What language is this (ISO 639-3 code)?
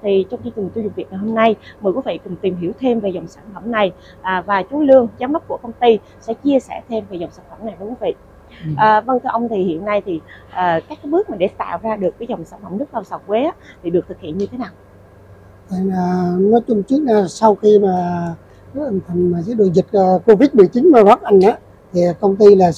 vie